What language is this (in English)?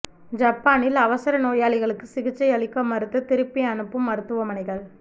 Tamil